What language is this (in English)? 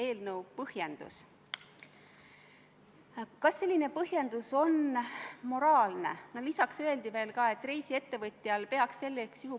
Estonian